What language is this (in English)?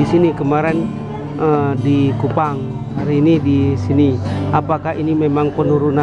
Indonesian